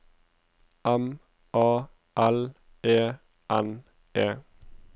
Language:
Norwegian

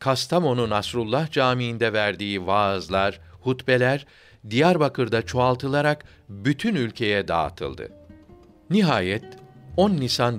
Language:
Turkish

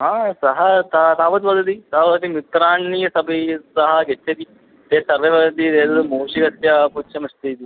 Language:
Sanskrit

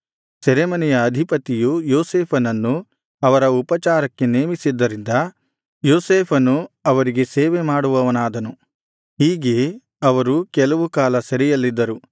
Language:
Kannada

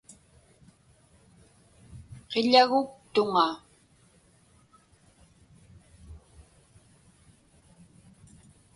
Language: Inupiaq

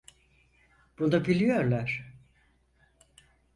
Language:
Turkish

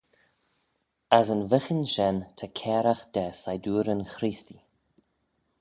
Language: Manx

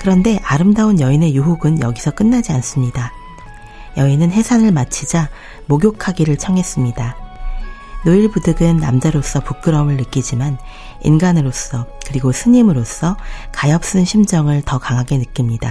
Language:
Korean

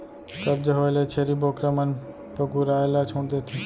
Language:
Chhattisgarhi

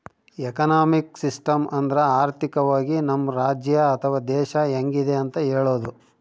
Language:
Kannada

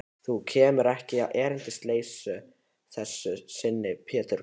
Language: Icelandic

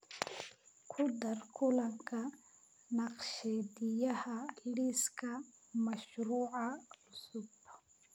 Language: Somali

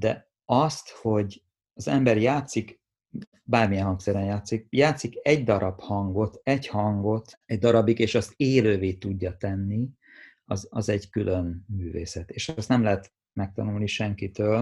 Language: Hungarian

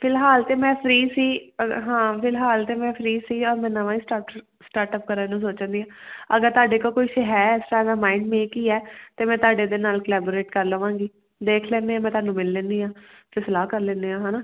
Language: Punjabi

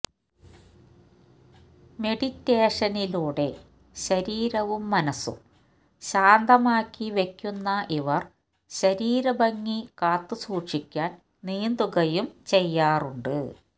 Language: Malayalam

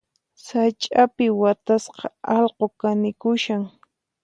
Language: Puno Quechua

